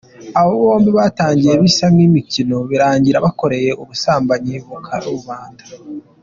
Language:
Kinyarwanda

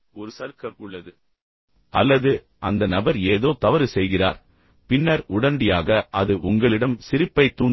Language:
Tamil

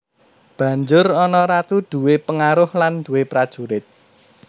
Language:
Javanese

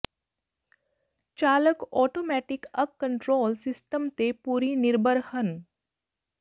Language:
Punjabi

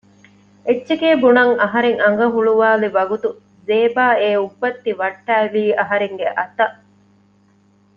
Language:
Divehi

